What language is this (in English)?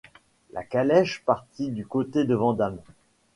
French